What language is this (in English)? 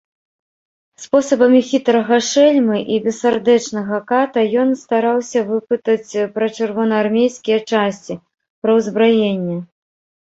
Belarusian